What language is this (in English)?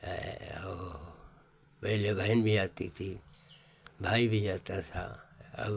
Hindi